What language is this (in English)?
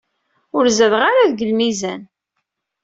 Kabyle